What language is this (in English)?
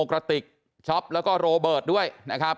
Thai